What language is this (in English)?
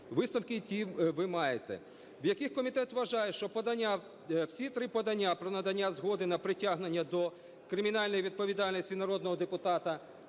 Ukrainian